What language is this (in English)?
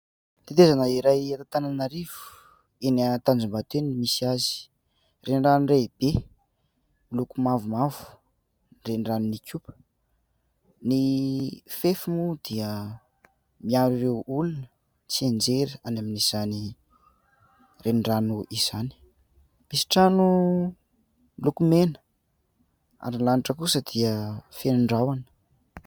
Malagasy